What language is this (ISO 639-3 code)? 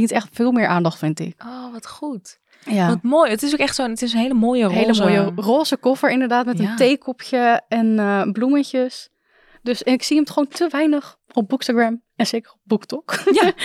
nld